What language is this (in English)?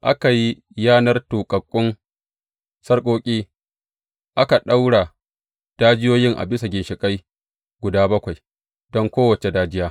Hausa